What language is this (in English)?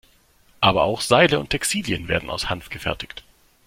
German